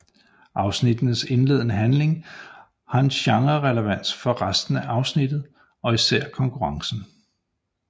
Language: Danish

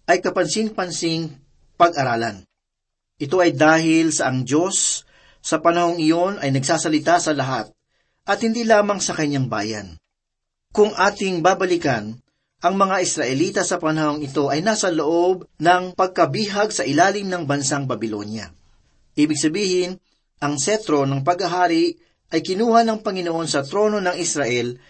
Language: Filipino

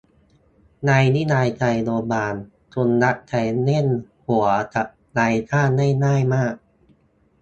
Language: Thai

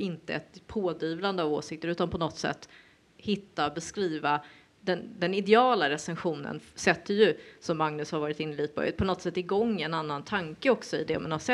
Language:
Swedish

